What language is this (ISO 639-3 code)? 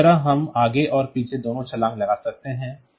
hin